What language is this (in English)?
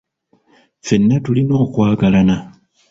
Ganda